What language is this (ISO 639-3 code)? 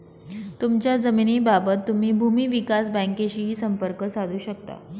mar